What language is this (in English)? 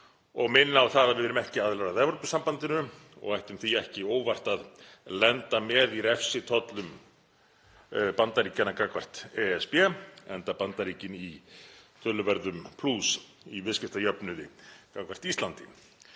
Icelandic